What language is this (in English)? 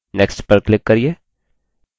Hindi